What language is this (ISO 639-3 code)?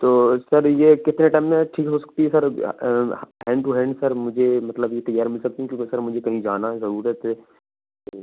urd